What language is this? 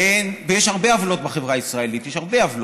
Hebrew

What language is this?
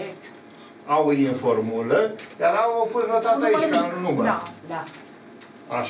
Romanian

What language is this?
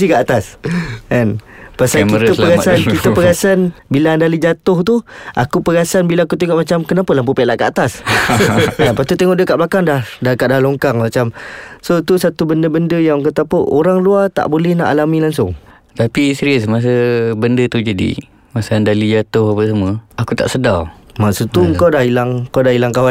Malay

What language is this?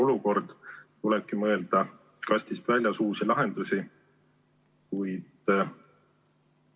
Estonian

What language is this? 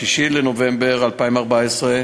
Hebrew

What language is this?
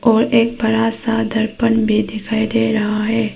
Hindi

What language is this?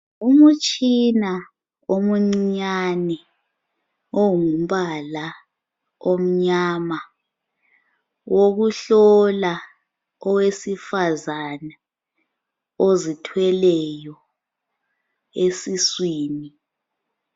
North Ndebele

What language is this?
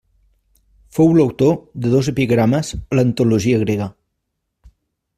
Catalan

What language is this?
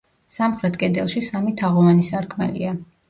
Georgian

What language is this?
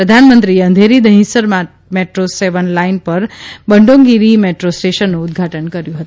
Gujarati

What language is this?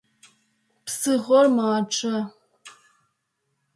Adyghe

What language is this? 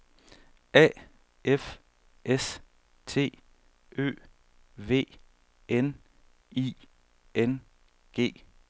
Danish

